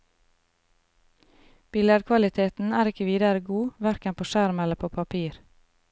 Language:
Norwegian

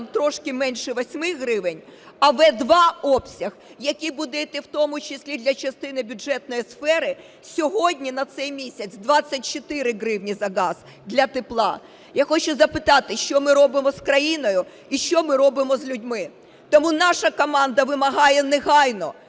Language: Ukrainian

